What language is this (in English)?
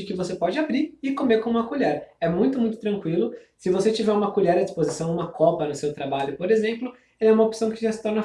Portuguese